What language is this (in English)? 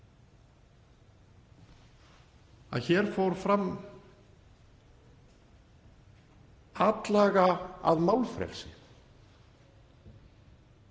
Icelandic